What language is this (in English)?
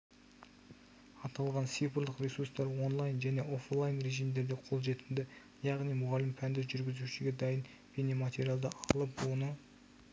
Kazakh